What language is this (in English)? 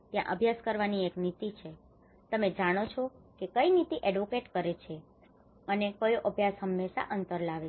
Gujarati